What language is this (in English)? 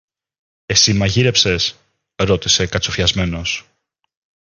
Greek